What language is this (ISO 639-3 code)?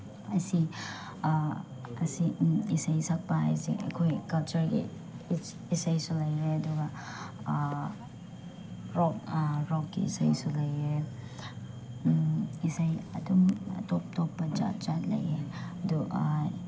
mni